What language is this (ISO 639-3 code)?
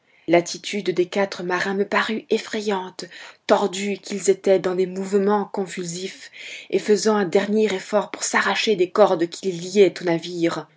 fra